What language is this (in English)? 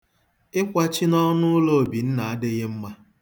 Igbo